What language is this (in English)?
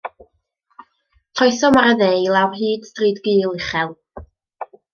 Welsh